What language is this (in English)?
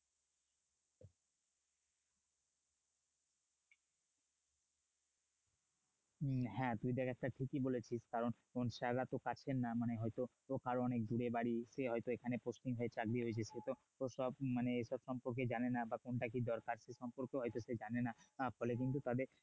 Bangla